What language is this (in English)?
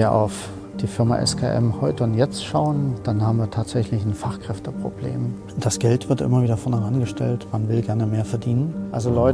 German